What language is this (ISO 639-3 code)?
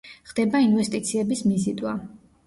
kat